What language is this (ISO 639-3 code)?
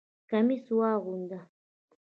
pus